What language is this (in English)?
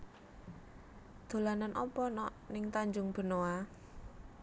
Javanese